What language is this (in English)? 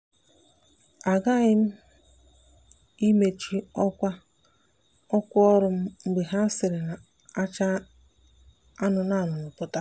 Igbo